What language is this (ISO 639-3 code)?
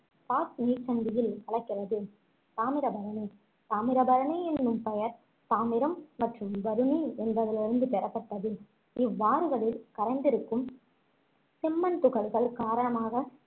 tam